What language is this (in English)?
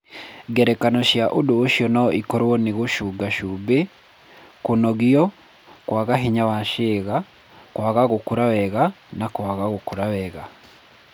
Kikuyu